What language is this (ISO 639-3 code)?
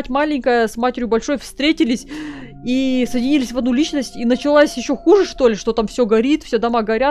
rus